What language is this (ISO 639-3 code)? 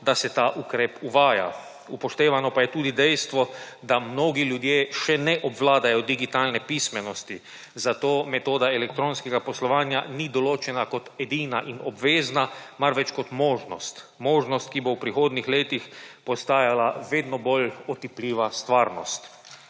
slv